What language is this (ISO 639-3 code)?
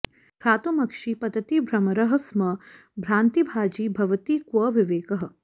san